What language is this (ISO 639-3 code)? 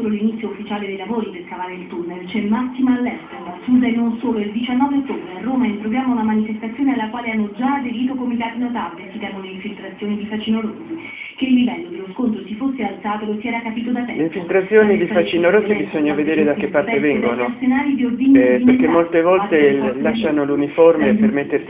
ita